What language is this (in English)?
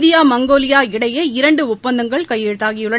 Tamil